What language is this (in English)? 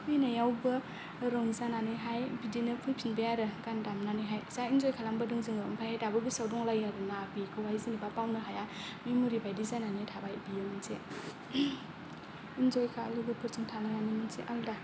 Bodo